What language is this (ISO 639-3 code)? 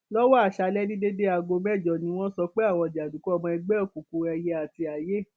yor